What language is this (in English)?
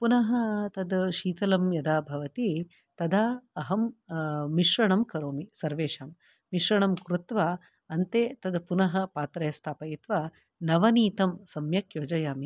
Sanskrit